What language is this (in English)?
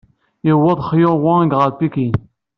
Kabyle